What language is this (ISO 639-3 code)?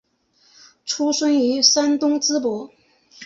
zho